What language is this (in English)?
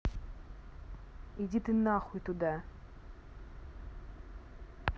Russian